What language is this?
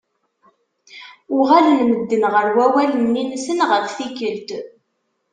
Kabyle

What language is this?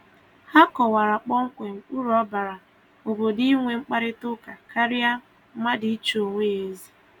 Igbo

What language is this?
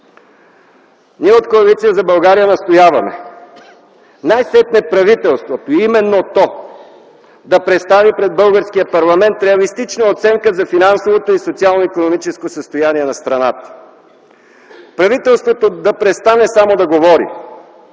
Bulgarian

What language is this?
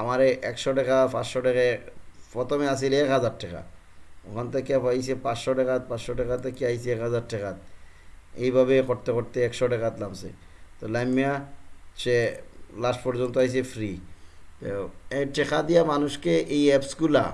Bangla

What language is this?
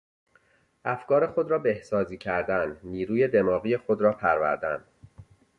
Persian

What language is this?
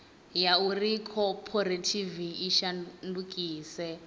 Venda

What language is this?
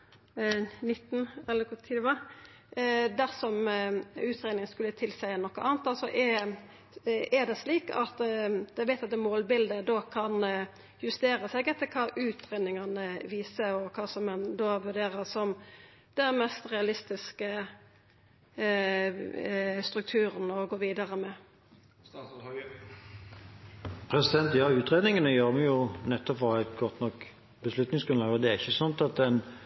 Norwegian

